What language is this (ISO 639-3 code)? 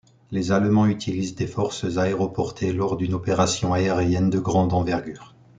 fra